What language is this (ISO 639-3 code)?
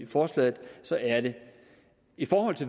dan